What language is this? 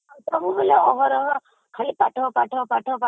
Odia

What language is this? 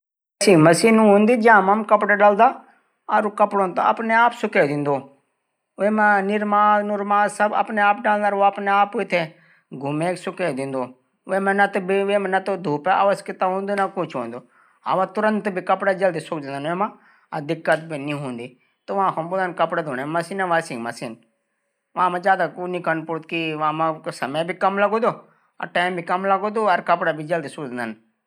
Garhwali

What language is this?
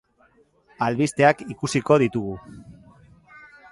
Basque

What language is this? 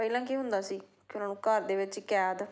Punjabi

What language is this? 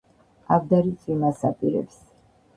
Georgian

